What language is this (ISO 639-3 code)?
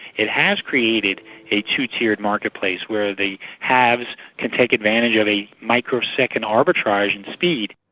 eng